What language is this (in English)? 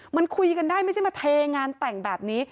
Thai